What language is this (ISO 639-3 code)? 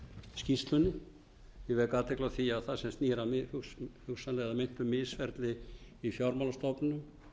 isl